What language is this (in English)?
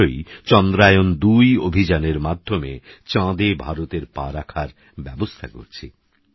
Bangla